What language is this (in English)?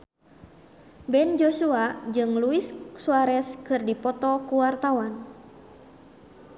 Sundanese